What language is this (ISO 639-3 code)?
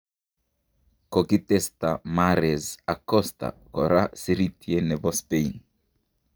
kln